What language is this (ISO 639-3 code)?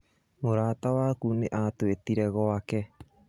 kik